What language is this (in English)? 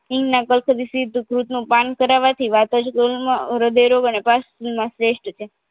Gujarati